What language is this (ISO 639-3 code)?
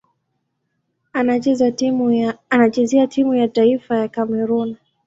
swa